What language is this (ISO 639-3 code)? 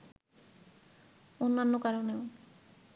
ben